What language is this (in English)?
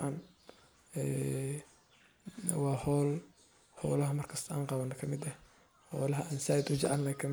Somali